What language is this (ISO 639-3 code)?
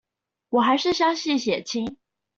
zho